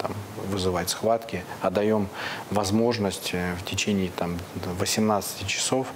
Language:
Russian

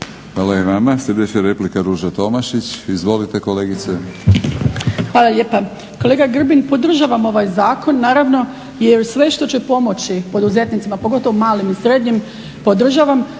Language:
Croatian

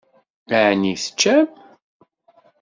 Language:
Kabyle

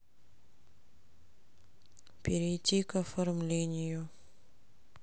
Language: Russian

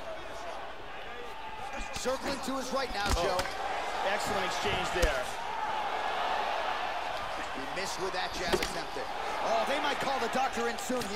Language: Japanese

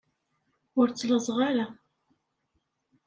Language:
Kabyle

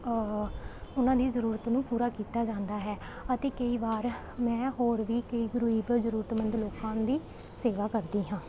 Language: Punjabi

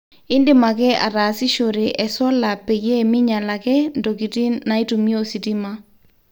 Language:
Masai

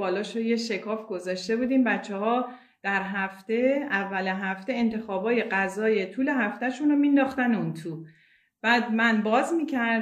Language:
Persian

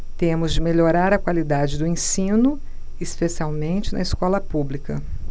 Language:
Portuguese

